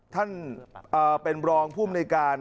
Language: Thai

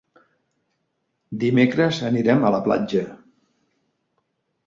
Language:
Catalan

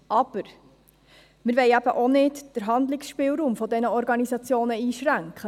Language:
Swiss German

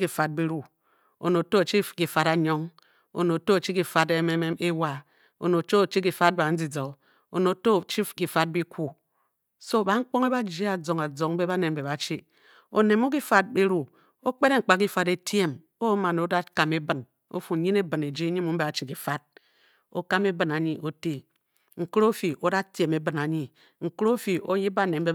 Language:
Bokyi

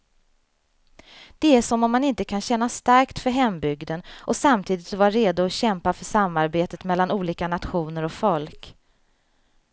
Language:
Swedish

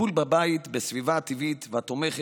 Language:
Hebrew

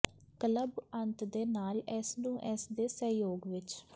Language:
Punjabi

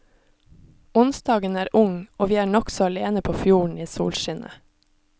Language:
Norwegian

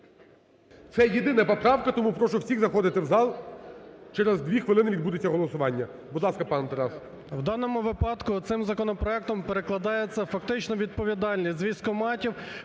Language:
Ukrainian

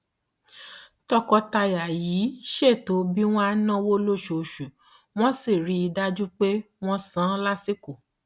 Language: Yoruba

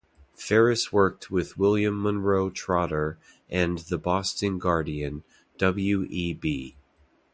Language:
English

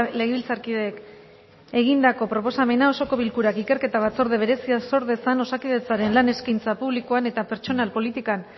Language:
Basque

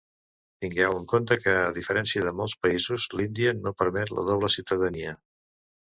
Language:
Catalan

